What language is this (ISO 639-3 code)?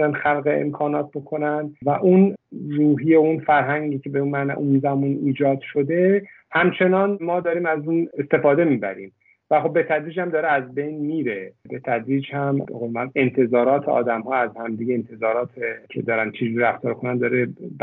fas